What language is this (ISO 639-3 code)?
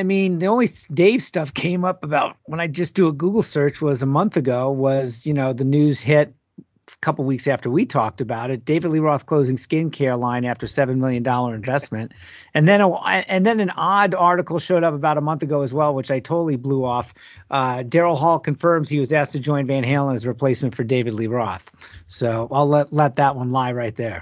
eng